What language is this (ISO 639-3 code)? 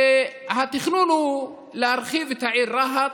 heb